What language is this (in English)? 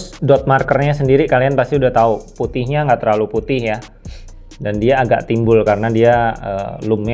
Indonesian